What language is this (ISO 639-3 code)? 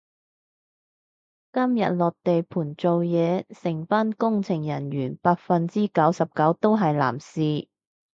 yue